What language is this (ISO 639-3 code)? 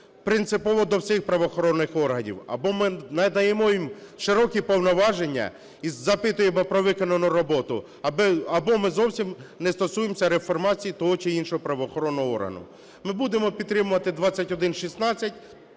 ukr